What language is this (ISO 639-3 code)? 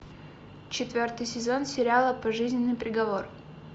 rus